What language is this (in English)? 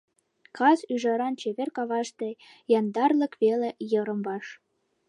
Mari